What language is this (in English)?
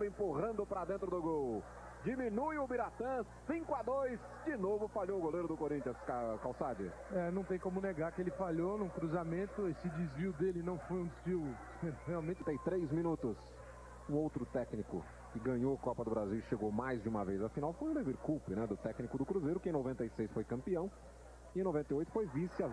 Portuguese